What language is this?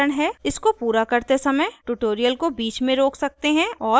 Hindi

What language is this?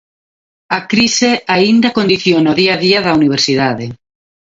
Galician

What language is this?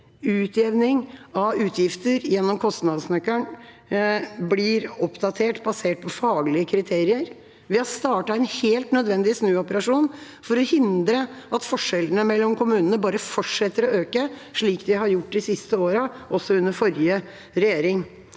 Norwegian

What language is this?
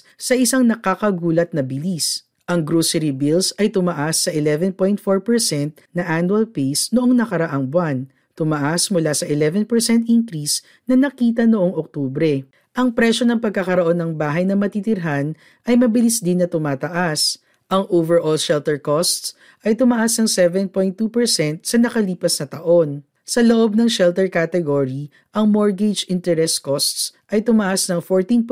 Filipino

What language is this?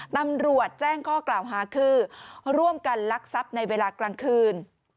Thai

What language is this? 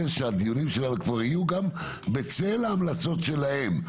Hebrew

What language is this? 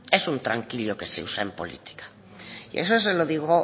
Spanish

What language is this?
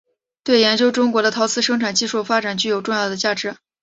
Chinese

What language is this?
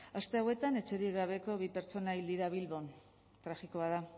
Basque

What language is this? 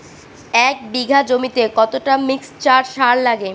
Bangla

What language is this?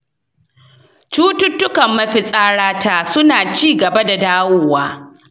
Hausa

